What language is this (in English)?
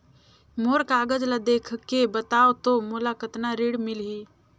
Chhattisgarhi